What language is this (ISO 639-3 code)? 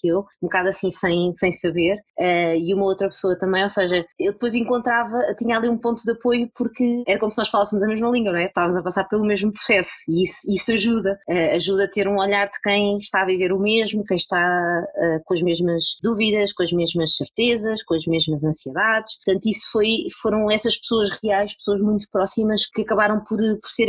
por